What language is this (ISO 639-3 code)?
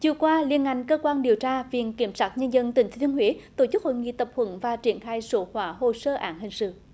vie